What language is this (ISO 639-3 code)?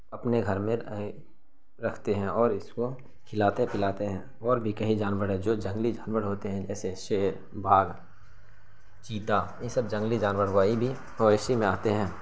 urd